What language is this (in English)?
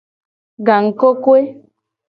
Gen